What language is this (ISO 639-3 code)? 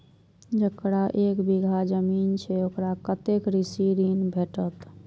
mai